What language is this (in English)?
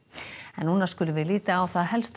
Icelandic